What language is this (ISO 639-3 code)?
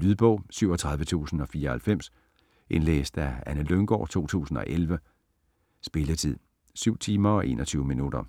dan